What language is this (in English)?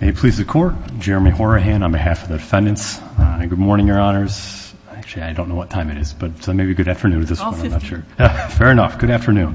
English